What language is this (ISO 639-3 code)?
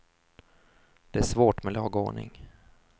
swe